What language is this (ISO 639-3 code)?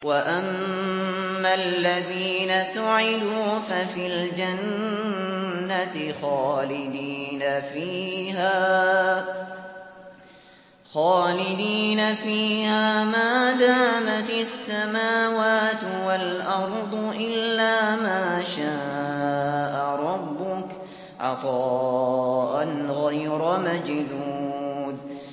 ara